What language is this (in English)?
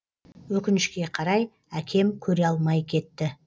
Kazakh